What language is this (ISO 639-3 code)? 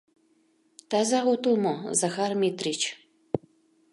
chm